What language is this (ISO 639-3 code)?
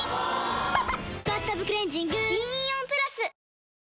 jpn